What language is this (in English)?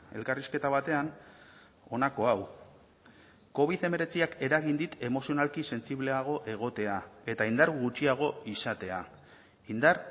Basque